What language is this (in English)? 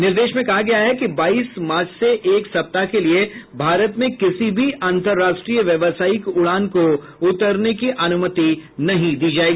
Hindi